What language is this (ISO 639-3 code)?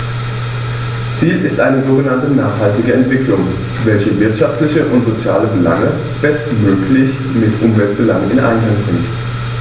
deu